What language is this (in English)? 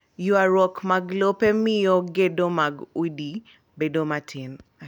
Luo (Kenya and Tanzania)